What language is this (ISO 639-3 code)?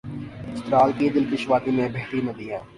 urd